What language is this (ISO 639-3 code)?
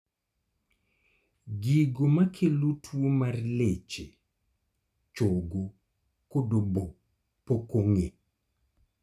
luo